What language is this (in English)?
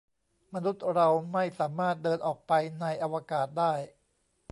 Thai